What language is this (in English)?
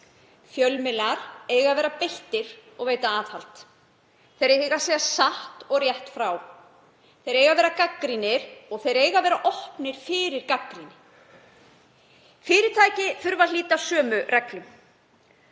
Icelandic